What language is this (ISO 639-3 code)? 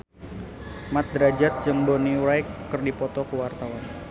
sun